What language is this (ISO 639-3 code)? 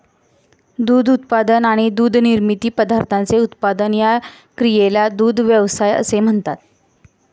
mar